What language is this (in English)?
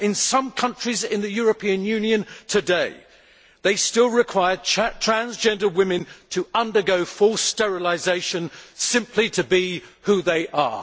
English